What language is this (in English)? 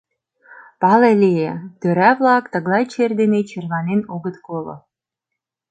Mari